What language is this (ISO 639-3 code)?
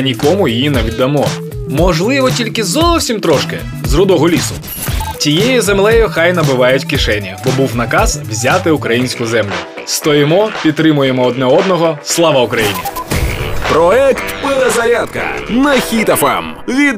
ukr